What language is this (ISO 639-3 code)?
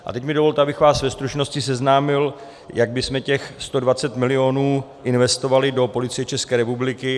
ces